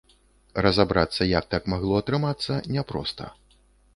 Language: Belarusian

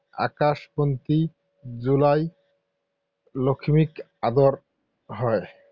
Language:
Assamese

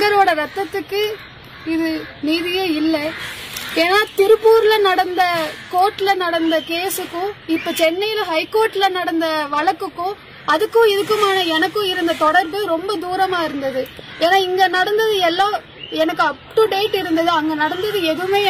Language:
Hindi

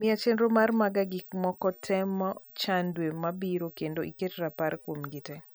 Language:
Luo (Kenya and Tanzania)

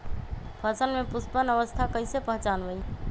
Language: Magahi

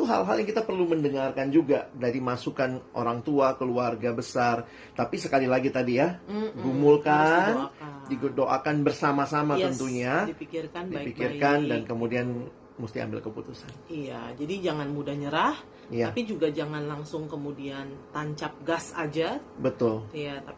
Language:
Indonesian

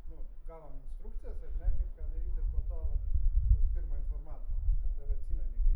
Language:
Lithuanian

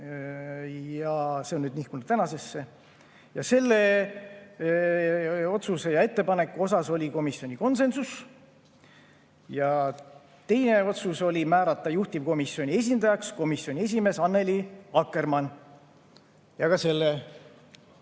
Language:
Estonian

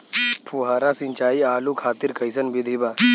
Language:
Bhojpuri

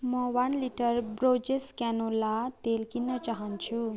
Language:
Nepali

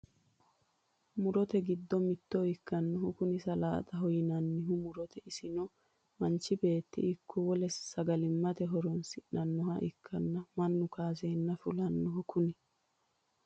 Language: Sidamo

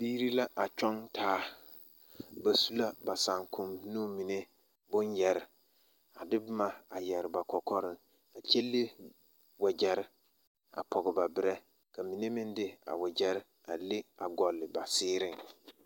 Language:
Southern Dagaare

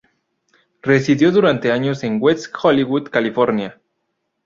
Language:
Spanish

